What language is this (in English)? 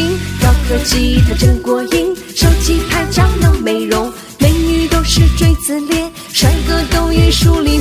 Chinese